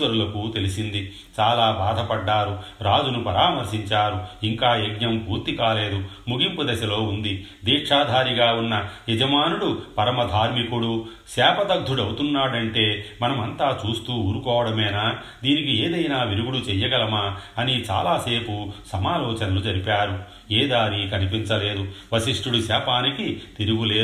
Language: Telugu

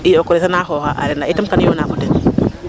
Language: Serer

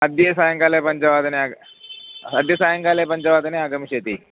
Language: Sanskrit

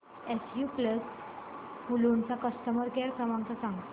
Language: Marathi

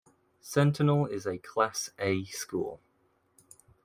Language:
English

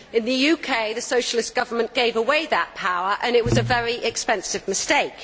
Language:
English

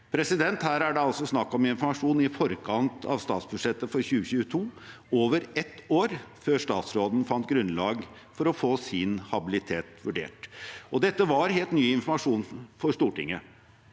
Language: Norwegian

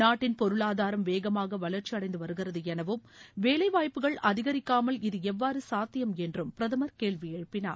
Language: Tamil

